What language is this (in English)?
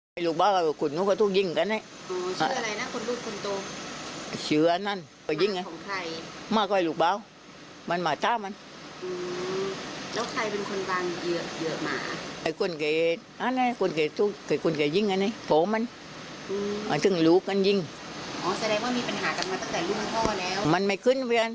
Thai